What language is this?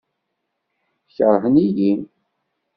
Kabyle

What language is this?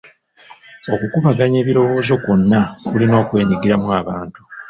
Ganda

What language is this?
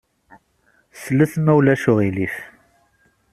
Kabyle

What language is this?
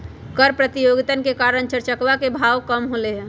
Magahi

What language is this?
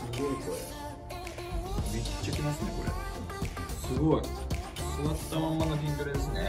Japanese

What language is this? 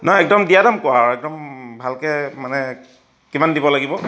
Assamese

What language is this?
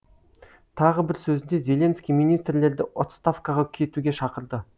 Kazakh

